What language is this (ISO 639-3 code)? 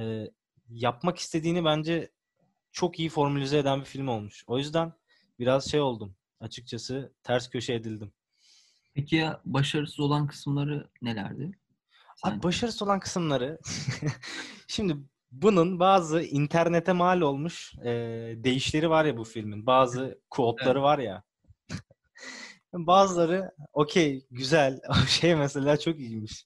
tur